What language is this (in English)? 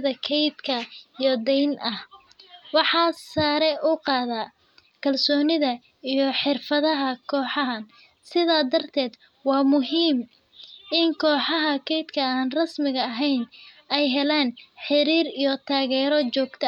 Somali